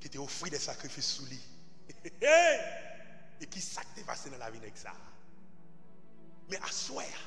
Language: French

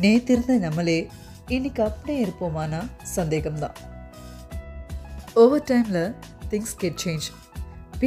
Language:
Tamil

